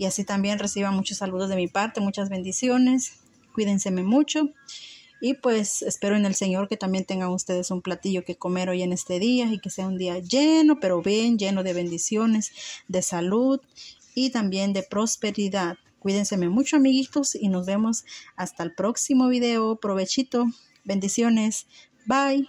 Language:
Spanish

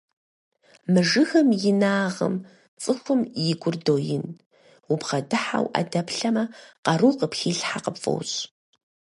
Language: Kabardian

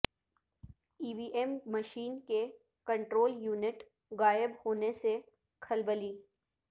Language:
Urdu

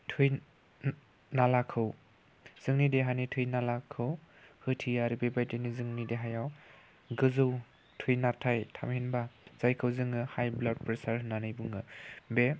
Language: Bodo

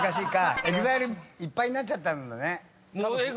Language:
Japanese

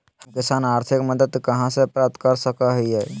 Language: Magahi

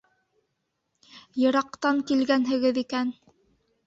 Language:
Bashkir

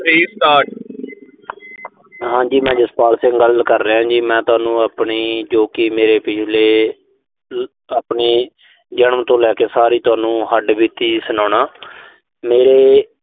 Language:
Punjabi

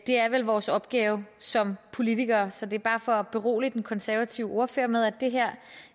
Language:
Danish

